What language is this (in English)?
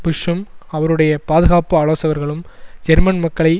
Tamil